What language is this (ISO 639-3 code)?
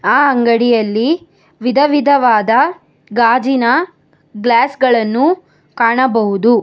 kan